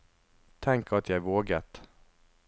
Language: Norwegian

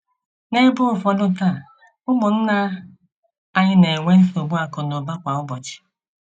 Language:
Igbo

